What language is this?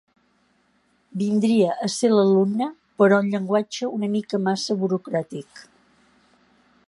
Catalan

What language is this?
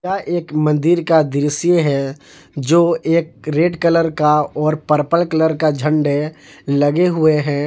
Hindi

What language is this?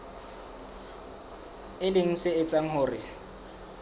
Southern Sotho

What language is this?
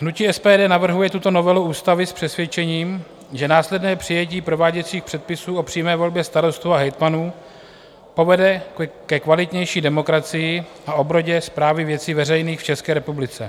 Czech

